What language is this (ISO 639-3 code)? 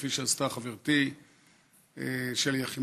heb